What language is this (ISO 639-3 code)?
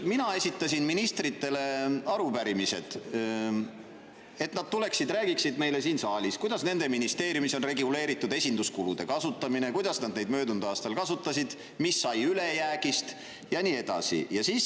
est